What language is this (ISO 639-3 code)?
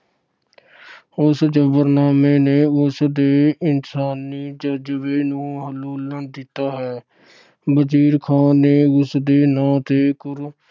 pan